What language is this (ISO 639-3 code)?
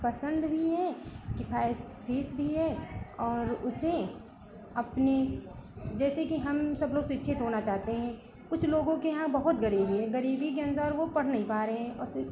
hin